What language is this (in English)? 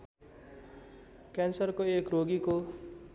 Nepali